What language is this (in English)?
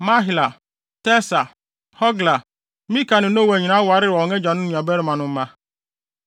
Akan